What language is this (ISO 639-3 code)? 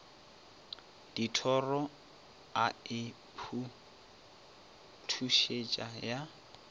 nso